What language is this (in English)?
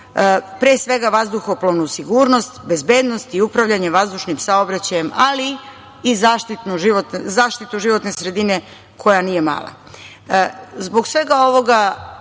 Serbian